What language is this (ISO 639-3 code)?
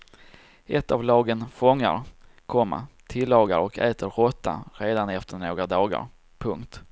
swe